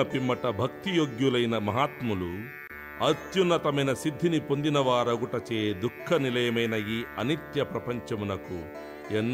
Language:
Telugu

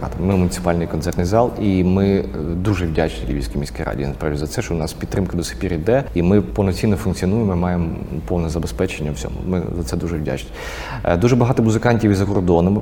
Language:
Ukrainian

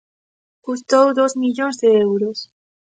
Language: Galician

